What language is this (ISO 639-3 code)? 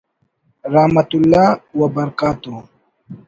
brh